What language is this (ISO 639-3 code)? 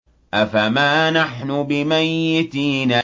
ara